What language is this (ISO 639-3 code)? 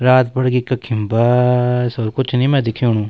gbm